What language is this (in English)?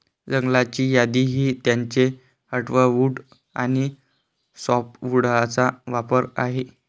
Marathi